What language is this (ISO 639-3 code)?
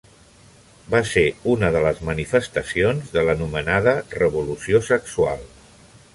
cat